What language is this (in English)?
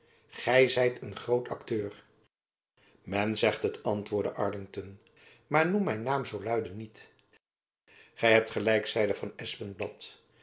Dutch